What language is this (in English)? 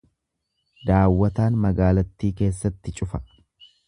Oromo